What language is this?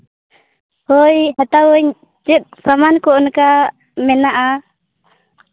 Santali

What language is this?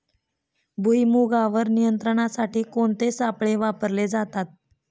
Marathi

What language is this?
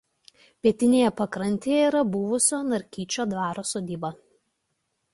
Lithuanian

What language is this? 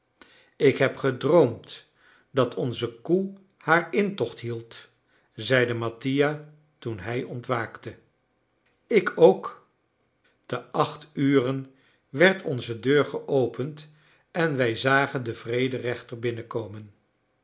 Dutch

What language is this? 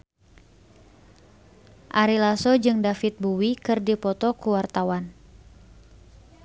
Sundanese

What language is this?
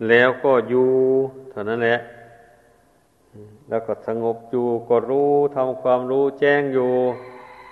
Thai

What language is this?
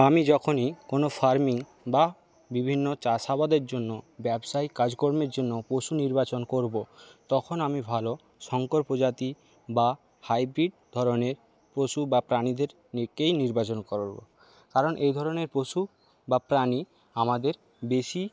Bangla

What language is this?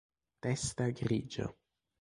Italian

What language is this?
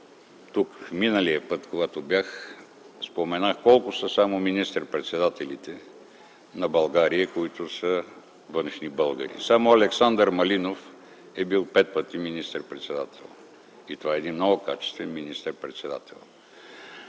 Bulgarian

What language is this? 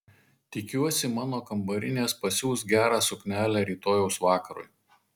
Lithuanian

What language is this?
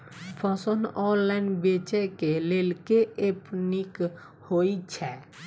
Maithili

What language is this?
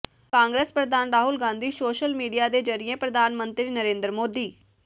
Punjabi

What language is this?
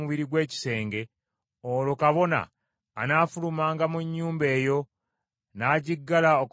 Ganda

